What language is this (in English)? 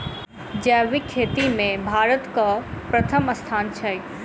Maithili